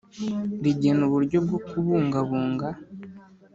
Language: Kinyarwanda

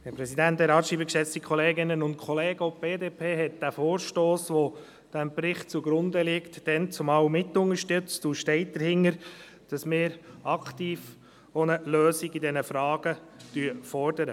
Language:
Swiss German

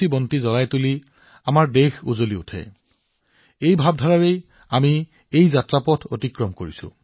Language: Assamese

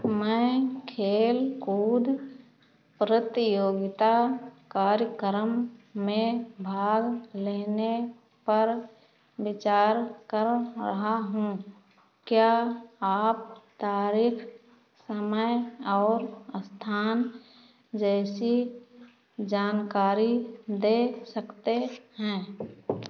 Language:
Hindi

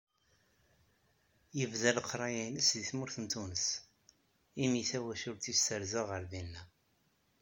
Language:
Kabyle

